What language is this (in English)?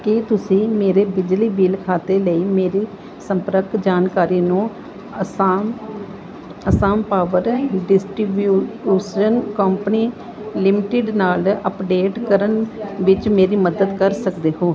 Punjabi